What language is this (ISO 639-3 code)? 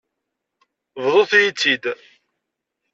kab